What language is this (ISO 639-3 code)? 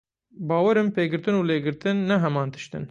kur